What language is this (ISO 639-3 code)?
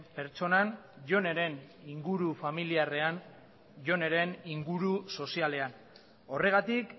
eus